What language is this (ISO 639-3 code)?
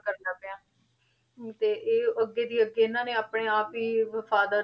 pan